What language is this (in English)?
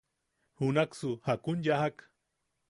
Yaqui